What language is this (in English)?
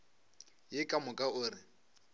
Northern Sotho